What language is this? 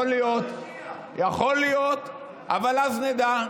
Hebrew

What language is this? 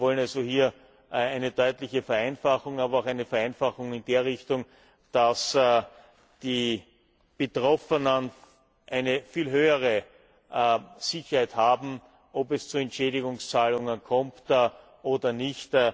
German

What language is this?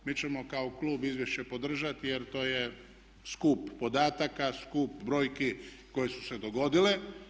Croatian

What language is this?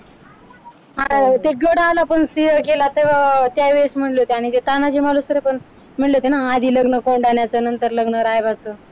Marathi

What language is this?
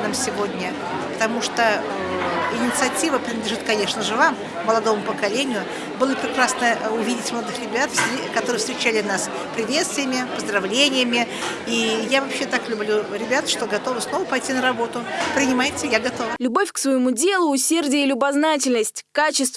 Russian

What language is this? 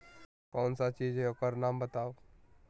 Magahi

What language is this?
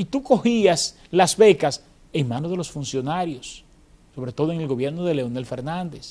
Spanish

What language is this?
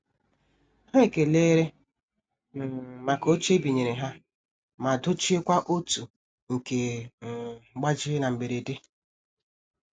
Igbo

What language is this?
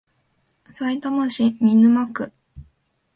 Japanese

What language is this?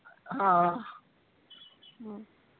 Punjabi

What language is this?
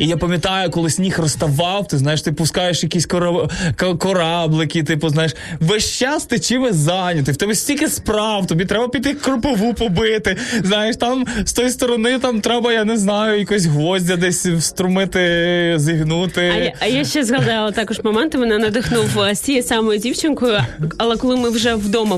Ukrainian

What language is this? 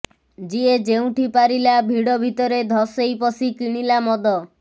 Odia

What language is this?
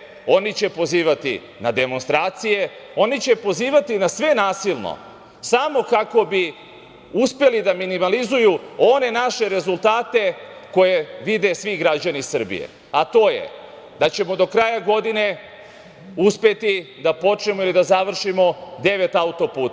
Serbian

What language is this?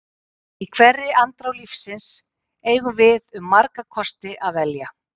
Icelandic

